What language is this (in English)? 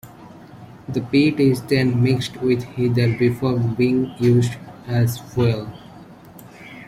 English